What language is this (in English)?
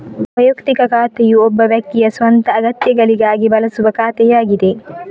Kannada